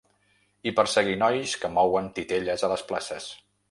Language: Catalan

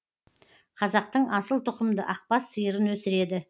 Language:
Kazakh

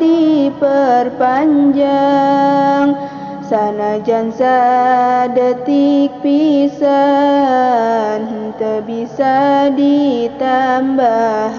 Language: Indonesian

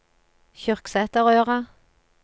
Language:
Norwegian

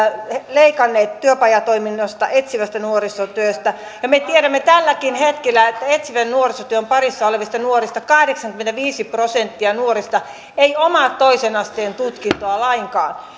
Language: Finnish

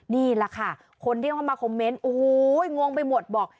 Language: Thai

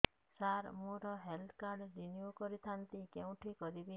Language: Odia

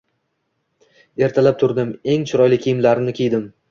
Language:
Uzbek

